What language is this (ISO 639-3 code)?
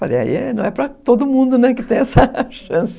por